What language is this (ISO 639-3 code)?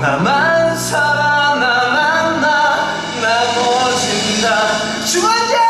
kor